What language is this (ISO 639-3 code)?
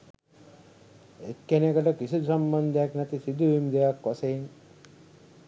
sin